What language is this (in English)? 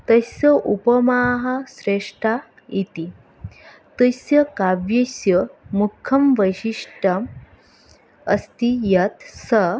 Sanskrit